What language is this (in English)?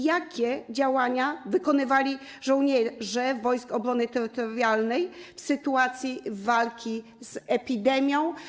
Polish